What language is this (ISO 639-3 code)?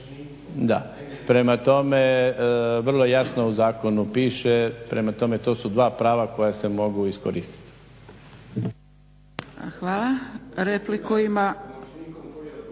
hrv